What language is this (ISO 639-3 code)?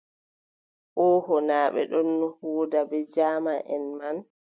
fub